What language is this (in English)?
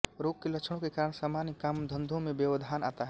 Hindi